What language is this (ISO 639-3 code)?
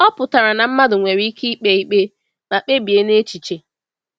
ibo